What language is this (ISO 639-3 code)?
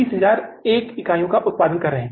hin